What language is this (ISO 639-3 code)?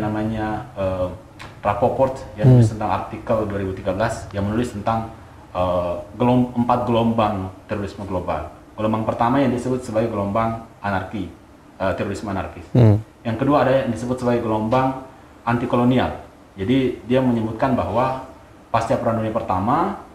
ind